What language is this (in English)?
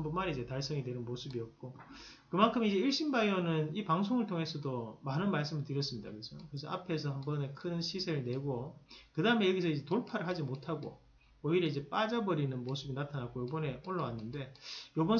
Korean